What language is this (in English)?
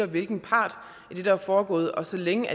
Danish